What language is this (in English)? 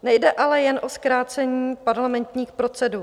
Czech